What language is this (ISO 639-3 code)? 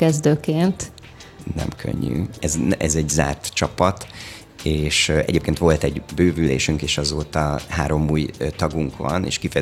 hun